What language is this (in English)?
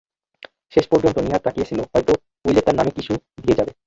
Bangla